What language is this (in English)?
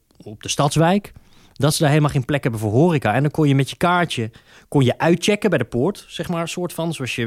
Dutch